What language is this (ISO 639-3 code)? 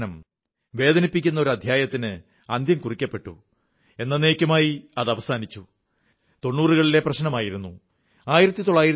mal